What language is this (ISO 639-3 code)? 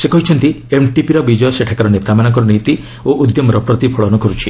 ori